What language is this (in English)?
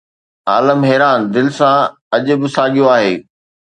Sindhi